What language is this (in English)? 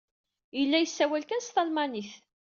Kabyle